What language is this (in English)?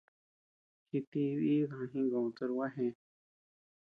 Tepeuxila Cuicatec